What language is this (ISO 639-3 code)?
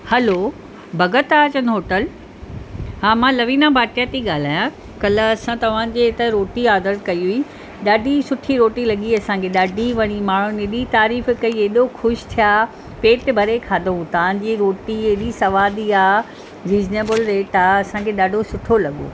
snd